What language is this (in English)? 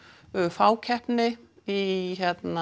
Icelandic